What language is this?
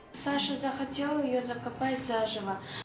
Kazakh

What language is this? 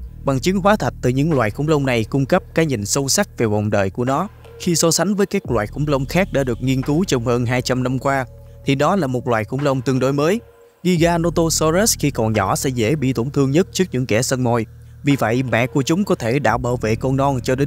Vietnamese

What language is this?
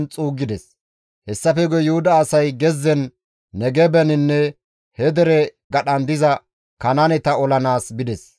Gamo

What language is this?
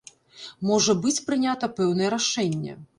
Belarusian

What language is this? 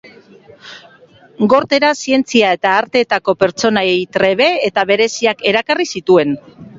Basque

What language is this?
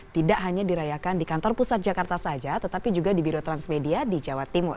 Indonesian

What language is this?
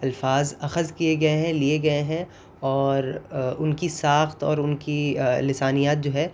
Urdu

